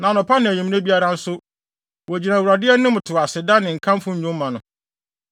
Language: Akan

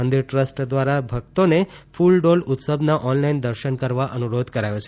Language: Gujarati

